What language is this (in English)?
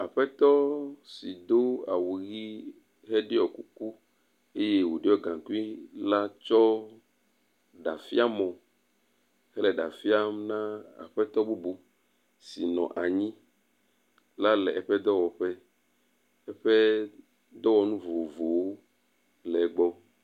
Ewe